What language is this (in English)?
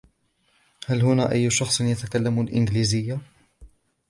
Arabic